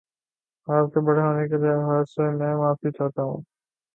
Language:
Urdu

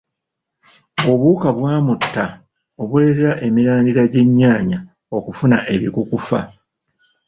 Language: Ganda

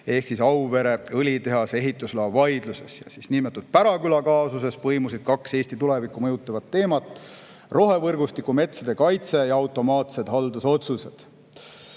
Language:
Estonian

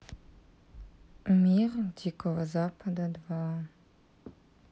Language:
Russian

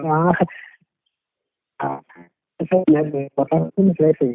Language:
Malayalam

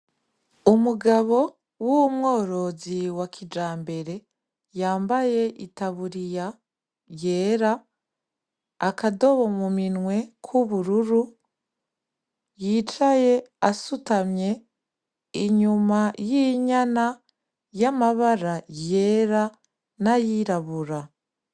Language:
Rundi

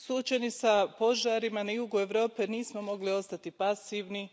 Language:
Croatian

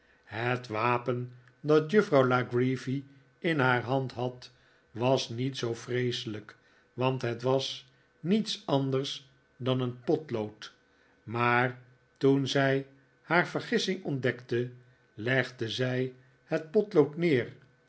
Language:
Dutch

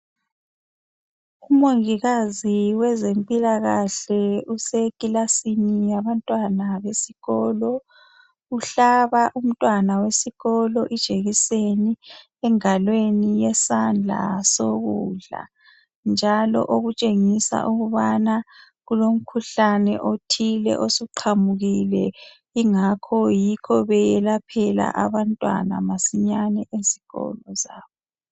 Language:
North Ndebele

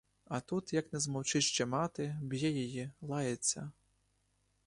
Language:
Ukrainian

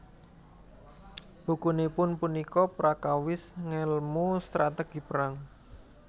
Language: Javanese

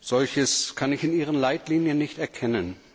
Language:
German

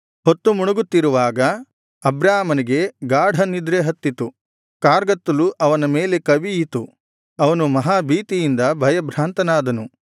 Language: Kannada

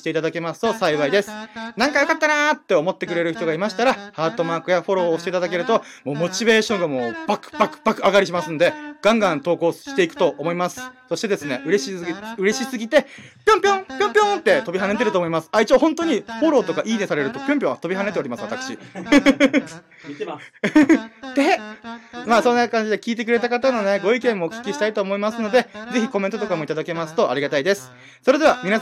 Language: Japanese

